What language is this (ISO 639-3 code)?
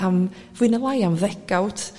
cym